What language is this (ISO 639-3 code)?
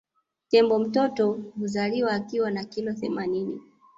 swa